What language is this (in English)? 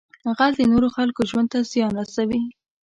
Pashto